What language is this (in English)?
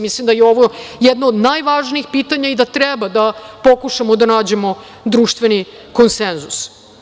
Serbian